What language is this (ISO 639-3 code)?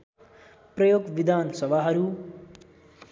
nep